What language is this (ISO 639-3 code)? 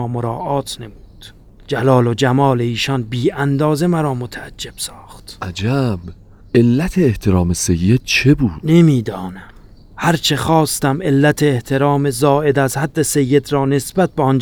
fas